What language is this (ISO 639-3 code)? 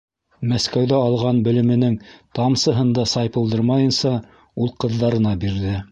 bak